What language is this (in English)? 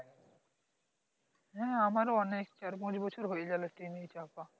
Bangla